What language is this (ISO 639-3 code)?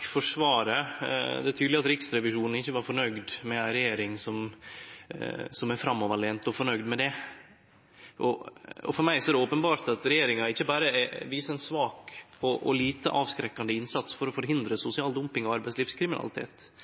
nno